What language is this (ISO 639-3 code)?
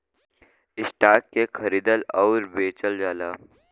bho